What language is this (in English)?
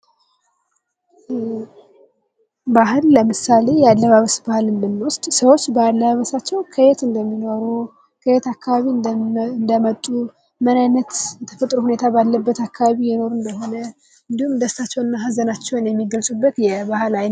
Amharic